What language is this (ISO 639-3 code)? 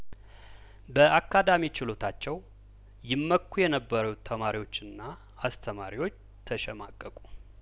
amh